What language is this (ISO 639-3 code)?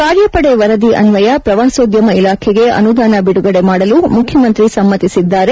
kan